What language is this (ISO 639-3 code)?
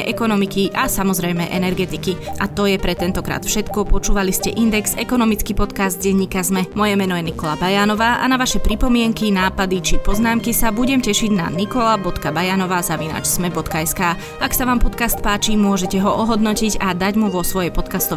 slk